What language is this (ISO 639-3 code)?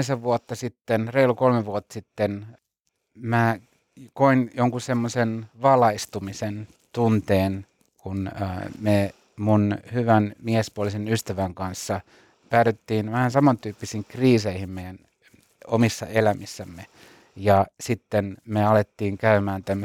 fin